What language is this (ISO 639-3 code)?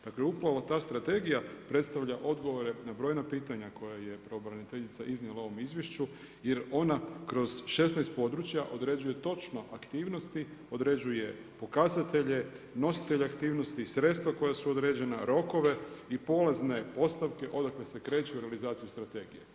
hrv